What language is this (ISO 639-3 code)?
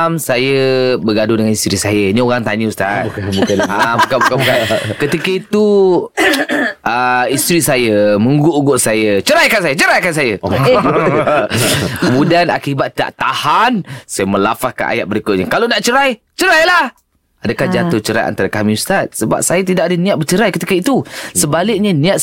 msa